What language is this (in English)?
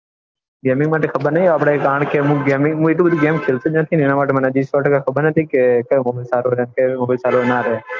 Gujarati